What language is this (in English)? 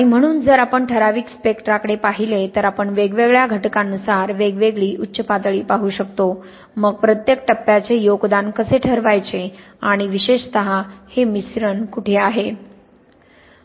Marathi